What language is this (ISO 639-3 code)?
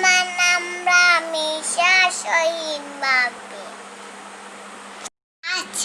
ind